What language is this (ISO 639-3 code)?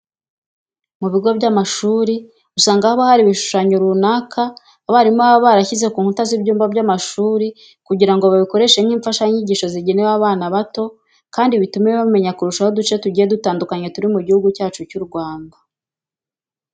kin